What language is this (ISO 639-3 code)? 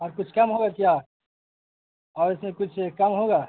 urd